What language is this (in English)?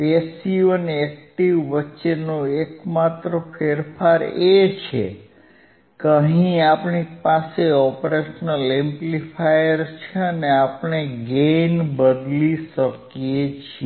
Gujarati